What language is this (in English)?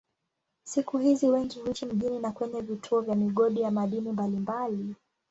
Swahili